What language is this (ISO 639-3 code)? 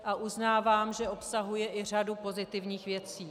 ces